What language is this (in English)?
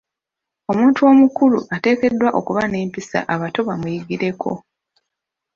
Ganda